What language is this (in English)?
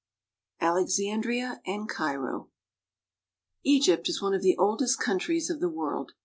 English